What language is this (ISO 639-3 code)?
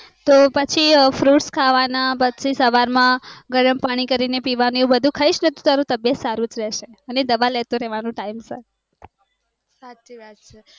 guj